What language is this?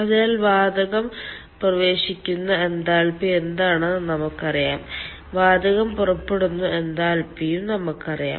Malayalam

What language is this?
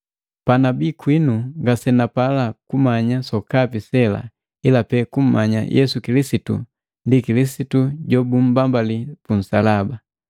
Matengo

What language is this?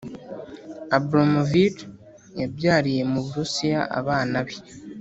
Kinyarwanda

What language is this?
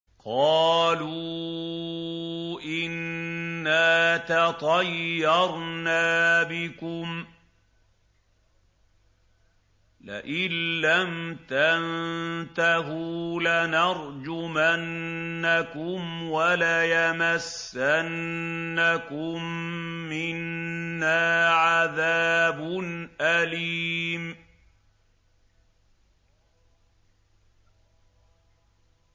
Arabic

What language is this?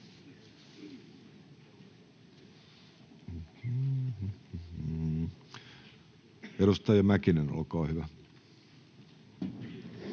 Finnish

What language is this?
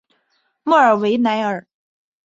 Chinese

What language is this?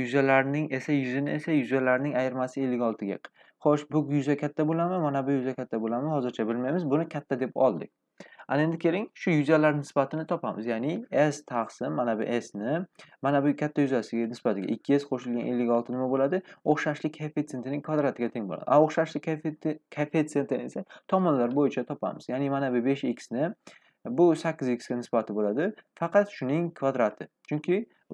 Turkish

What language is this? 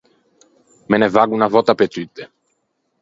Ligurian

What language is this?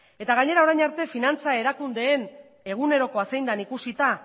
Basque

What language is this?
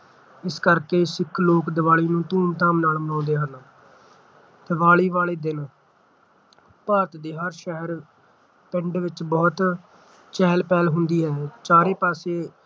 Punjabi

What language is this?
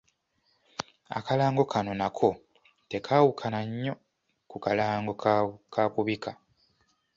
Ganda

